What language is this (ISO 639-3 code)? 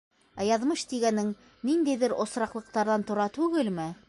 bak